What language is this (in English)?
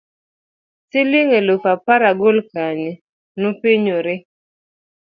Luo (Kenya and Tanzania)